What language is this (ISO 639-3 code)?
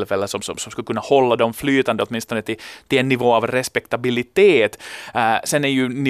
swe